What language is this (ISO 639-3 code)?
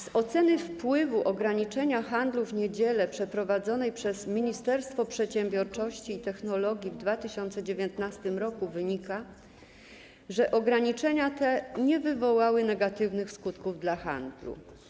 pol